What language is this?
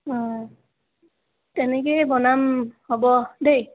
Assamese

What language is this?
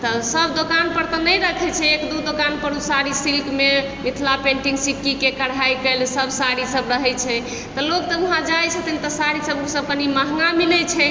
Maithili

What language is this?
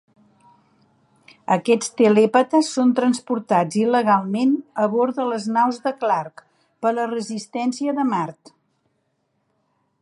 Catalan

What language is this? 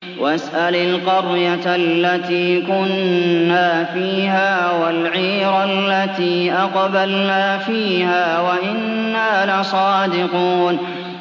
Arabic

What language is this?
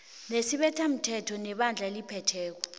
South Ndebele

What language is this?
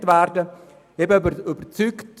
Swiss German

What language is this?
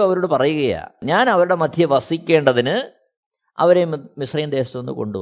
Malayalam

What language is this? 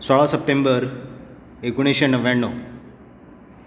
Konkani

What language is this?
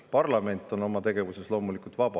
Estonian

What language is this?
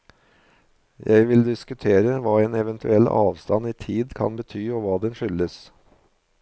Norwegian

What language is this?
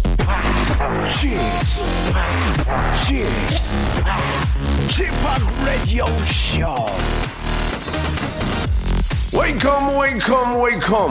Korean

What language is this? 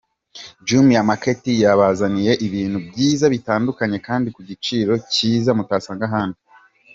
Kinyarwanda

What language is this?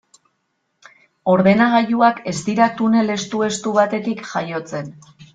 Basque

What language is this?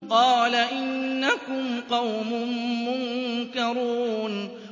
Arabic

